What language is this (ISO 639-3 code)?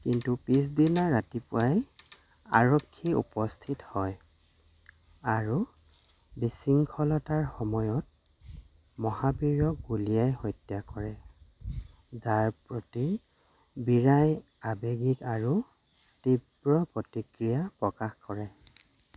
asm